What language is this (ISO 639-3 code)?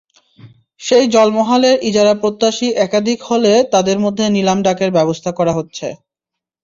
ben